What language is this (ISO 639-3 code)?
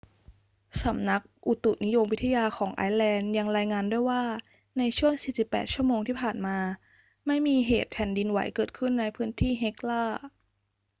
tha